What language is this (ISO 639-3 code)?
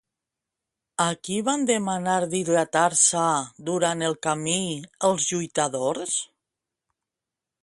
cat